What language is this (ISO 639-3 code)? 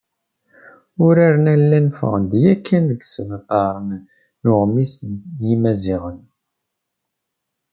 kab